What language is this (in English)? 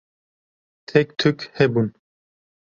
Kurdish